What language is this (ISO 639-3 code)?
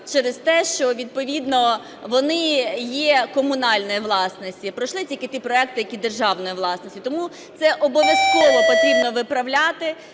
ukr